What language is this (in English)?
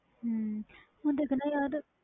Punjabi